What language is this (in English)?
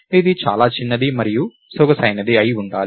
Telugu